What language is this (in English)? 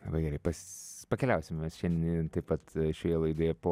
Lithuanian